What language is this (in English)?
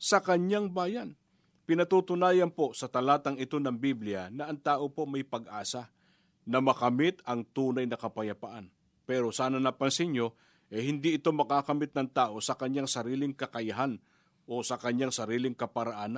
Filipino